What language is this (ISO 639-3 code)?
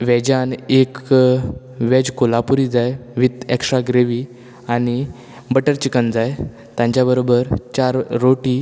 kok